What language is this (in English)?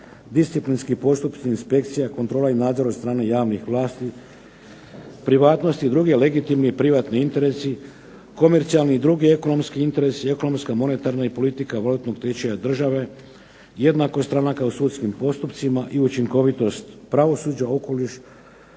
Croatian